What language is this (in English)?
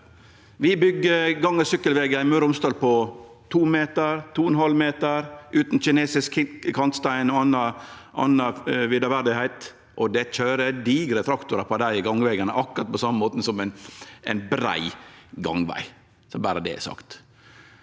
Norwegian